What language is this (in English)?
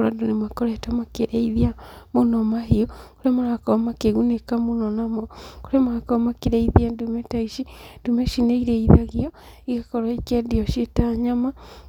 Kikuyu